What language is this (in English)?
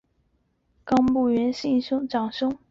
Chinese